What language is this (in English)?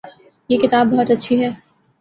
Urdu